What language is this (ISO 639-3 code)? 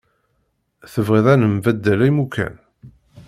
kab